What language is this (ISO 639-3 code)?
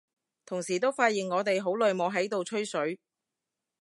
yue